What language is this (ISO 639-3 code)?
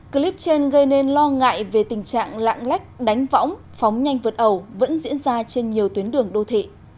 vie